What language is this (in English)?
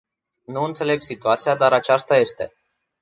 Romanian